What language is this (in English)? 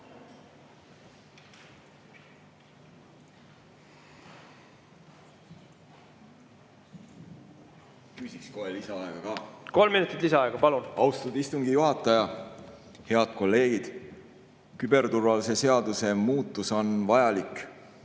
Estonian